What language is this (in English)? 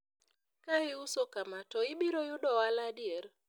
Luo (Kenya and Tanzania)